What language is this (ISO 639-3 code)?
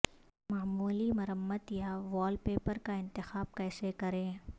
urd